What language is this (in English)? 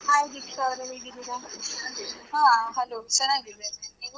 Kannada